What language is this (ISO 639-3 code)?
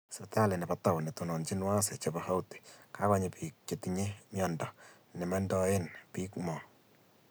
kln